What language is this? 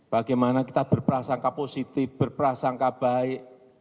Indonesian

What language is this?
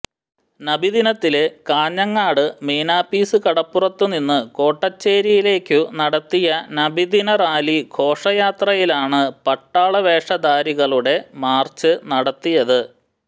Malayalam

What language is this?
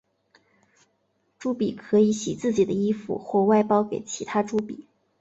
Chinese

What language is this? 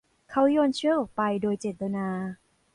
Thai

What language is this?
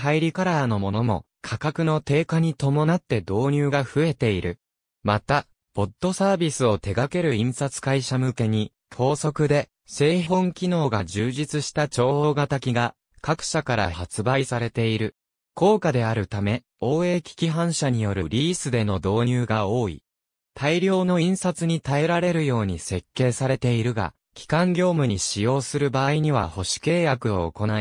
Japanese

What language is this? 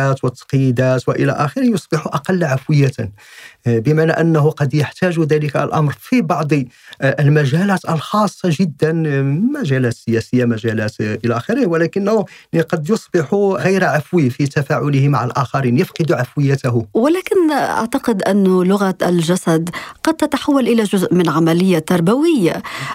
Arabic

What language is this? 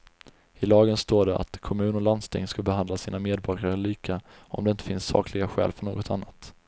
Swedish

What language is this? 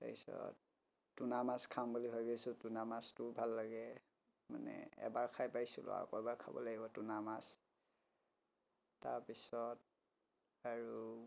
Assamese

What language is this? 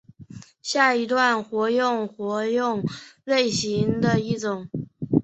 Chinese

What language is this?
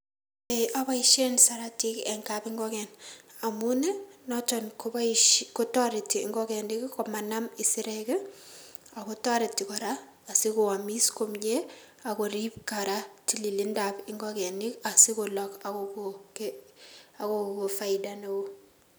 Kalenjin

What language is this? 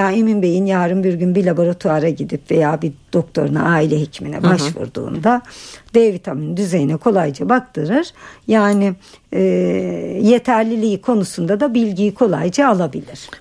Turkish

